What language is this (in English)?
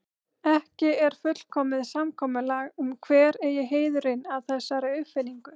Icelandic